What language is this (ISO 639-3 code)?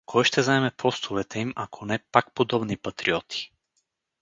bul